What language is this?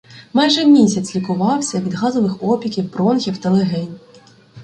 Ukrainian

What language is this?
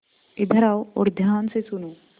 Hindi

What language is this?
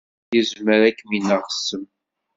Kabyle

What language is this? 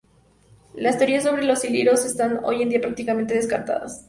Spanish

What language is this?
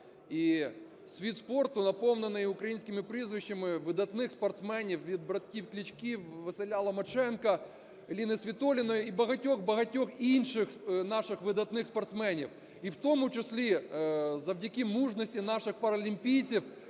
Ukrainian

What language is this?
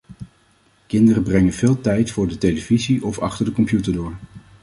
Dutch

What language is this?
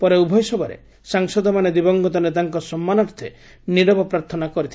Odia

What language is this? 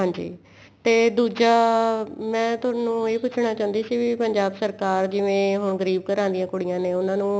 Punjabi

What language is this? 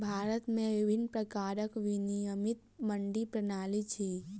Maithili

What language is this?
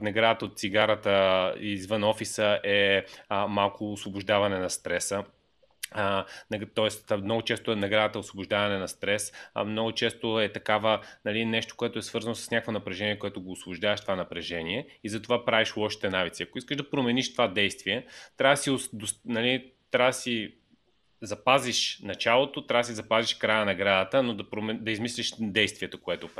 Bulgarian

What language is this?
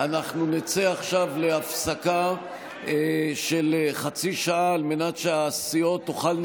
Hebrew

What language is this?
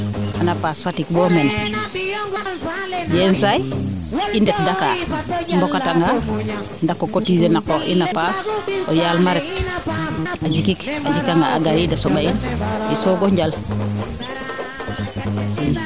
Serer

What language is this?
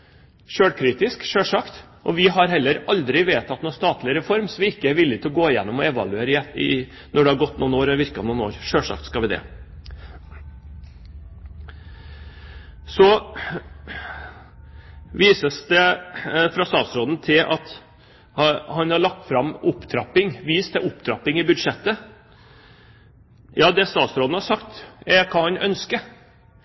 Norwegian Bokmål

